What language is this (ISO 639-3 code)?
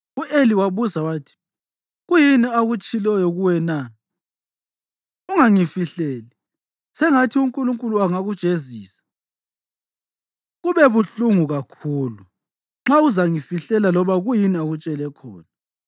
nde